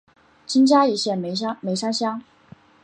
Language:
Chinese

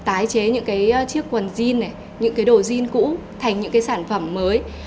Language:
Vietnamese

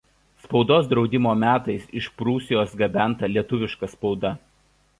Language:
Lithuanian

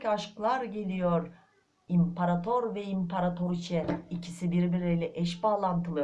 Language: Turkish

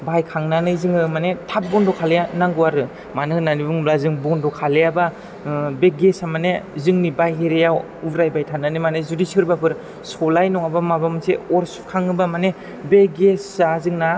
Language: Bodo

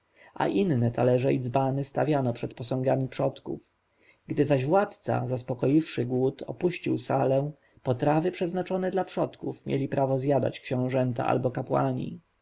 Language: Polish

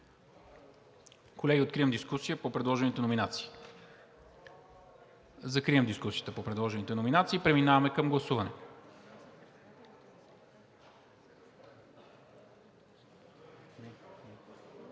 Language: Bulgarian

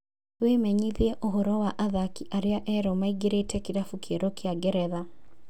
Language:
Kikuyu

